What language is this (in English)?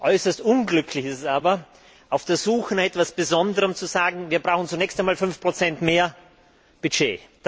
German